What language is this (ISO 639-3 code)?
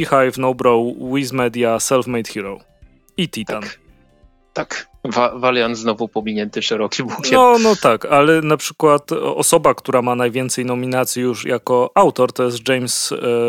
pol